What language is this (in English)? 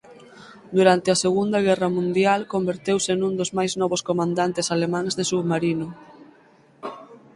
Galician